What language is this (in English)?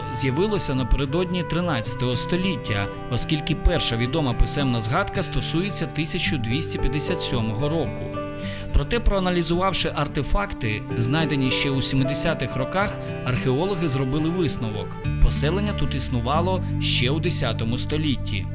Ukrainian